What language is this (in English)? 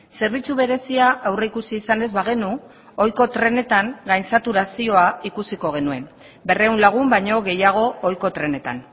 Basque